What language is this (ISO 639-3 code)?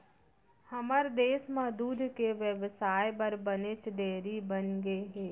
hne